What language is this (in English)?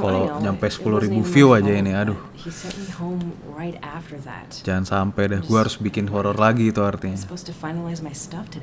Indonesian